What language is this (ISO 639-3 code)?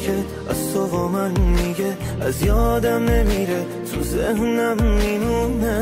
fas